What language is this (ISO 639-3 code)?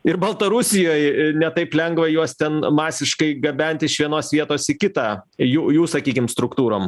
lit